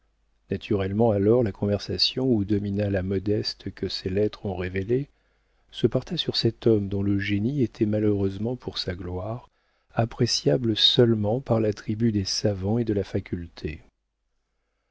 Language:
French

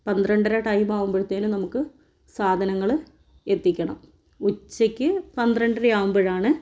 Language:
Malayalam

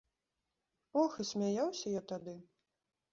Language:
Belarusian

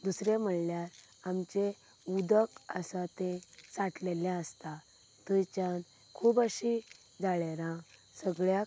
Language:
Konkani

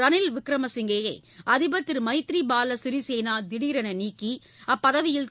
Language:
Tamil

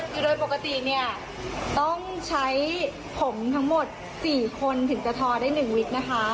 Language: Thai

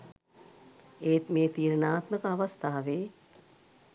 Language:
Sinhala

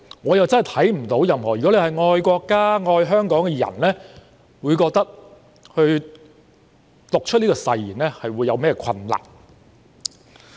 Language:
Cantonese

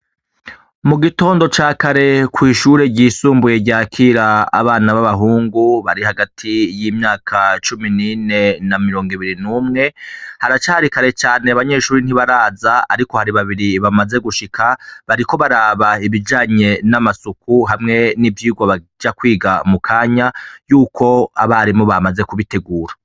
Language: Rundi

